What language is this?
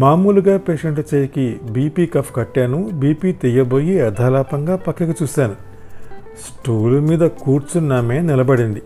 Telugu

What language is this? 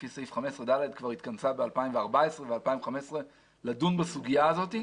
Hebrew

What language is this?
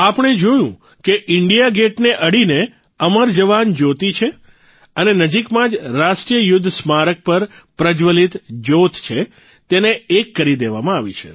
Gujarati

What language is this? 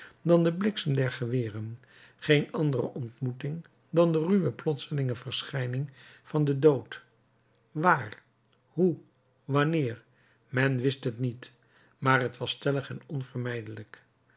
Dutch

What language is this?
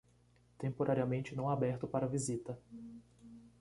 Portuguese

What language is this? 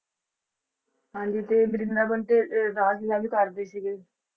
Punjabi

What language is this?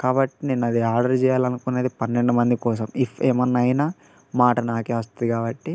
Telugu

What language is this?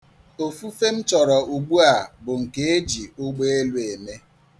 Igbo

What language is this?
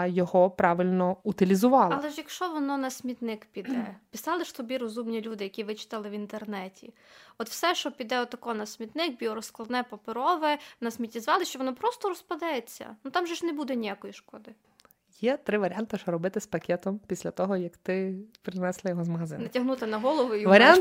Ukrainian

